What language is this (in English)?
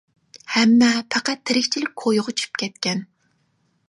Uyghur